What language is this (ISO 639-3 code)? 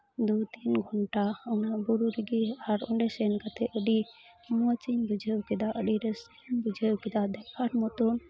sat